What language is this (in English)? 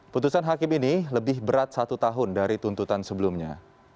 Indonesian